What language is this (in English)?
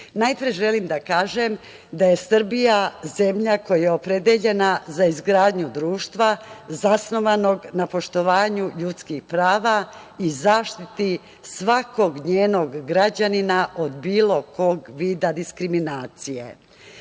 Serbian